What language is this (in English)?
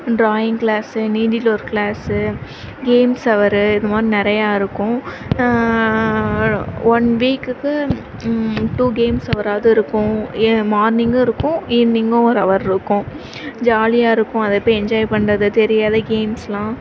Tamil